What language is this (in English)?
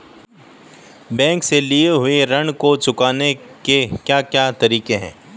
Hindi